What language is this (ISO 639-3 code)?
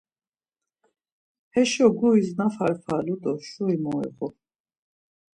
lzz